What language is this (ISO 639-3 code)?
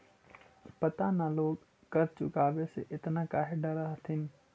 mag